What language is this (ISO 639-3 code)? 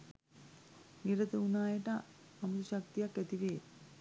sin